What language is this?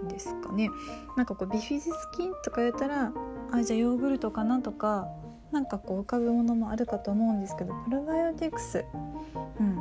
Japanese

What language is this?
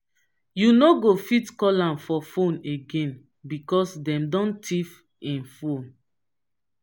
Nigerian Pidgin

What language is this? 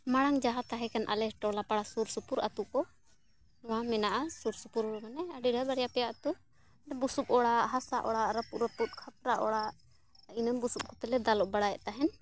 Santali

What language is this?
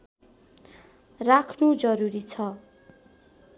Nepali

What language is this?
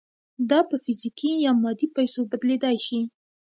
Pashto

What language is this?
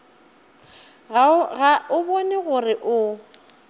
Northern Sotho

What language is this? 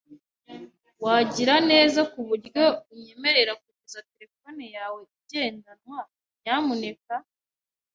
Kinyarwanda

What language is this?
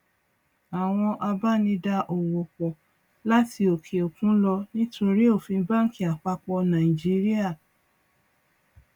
Yoruba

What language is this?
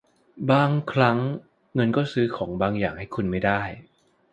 Thai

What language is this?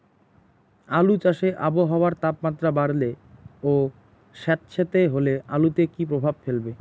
Bangla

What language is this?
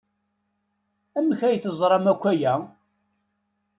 Kabyle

